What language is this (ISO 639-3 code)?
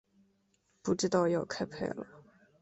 zho